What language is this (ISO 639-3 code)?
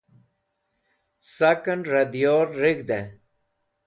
wbl